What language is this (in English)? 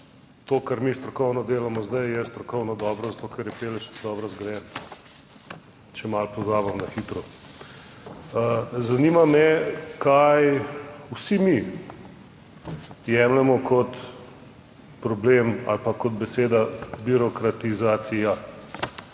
Slovenian